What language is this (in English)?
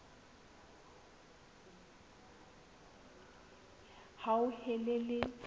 Southern Sotho